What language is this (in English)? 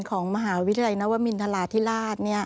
Thai